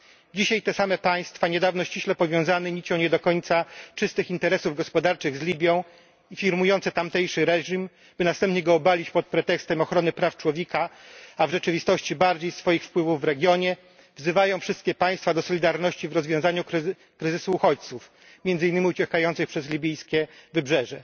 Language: Polish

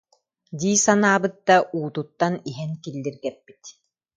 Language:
Yakut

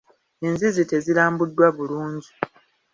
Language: Ganda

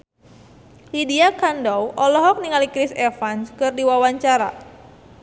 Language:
Sundanese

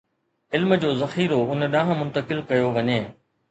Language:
Sindhi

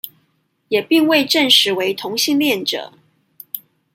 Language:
Chinese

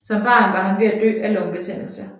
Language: Danish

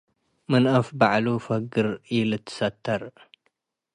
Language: Tigre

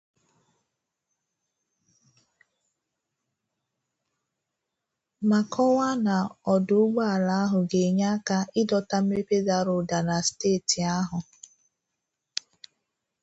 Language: Igbo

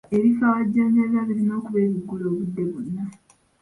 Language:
Ganda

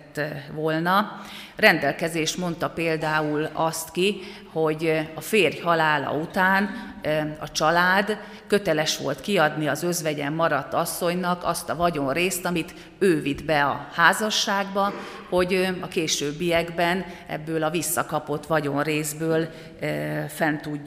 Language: Hungarian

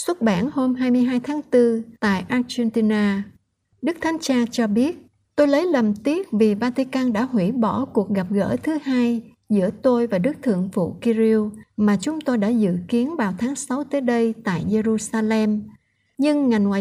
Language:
Vietnamese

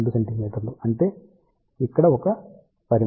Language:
Telugu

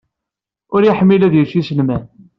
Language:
Kabyle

